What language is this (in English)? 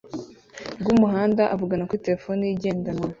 Kinyarwanda